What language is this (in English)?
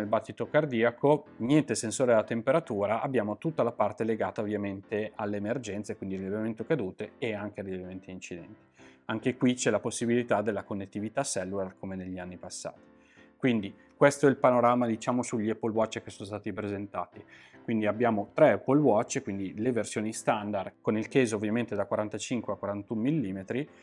Italian